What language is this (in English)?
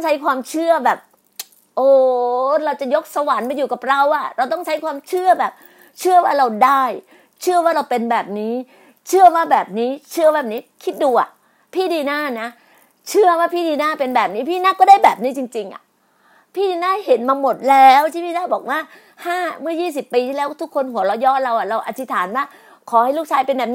Thai